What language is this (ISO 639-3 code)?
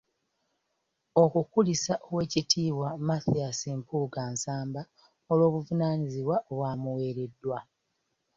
lug